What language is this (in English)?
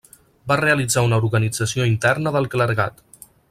Catalan